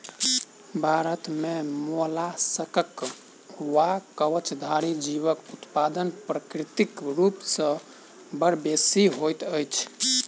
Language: Maithili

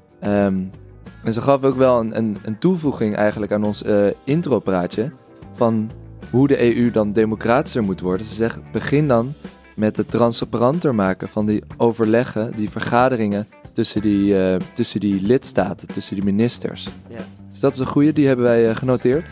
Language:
Dutch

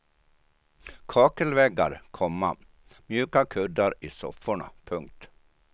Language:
Swedish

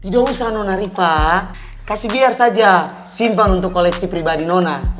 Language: Indonesian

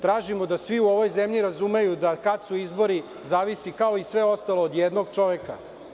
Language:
Serbian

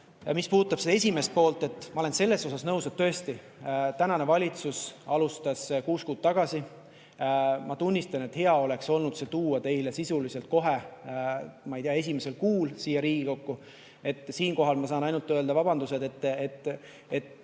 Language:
Estonian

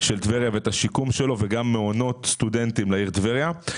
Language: Hebrew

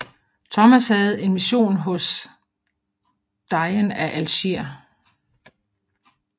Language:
Danish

